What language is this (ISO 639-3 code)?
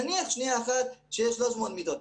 heb